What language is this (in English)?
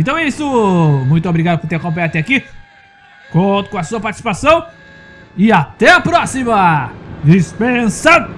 Portuguese